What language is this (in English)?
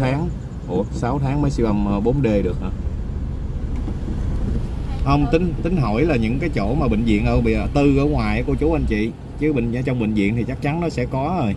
Vietnamese